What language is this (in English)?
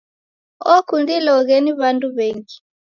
Taita